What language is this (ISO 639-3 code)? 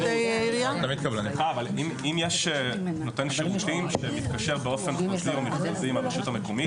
heb